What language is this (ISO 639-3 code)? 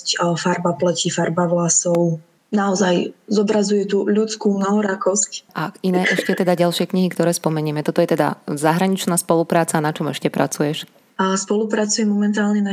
slk